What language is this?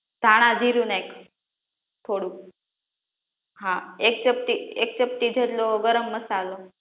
Gujarati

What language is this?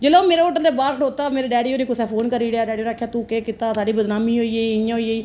Dogri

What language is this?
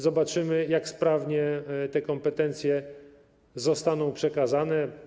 Polish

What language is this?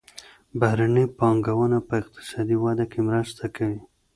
Pashto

